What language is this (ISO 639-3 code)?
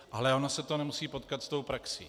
ces